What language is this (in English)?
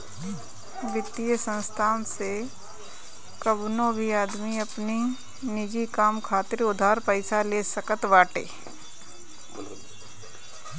Bhojpuri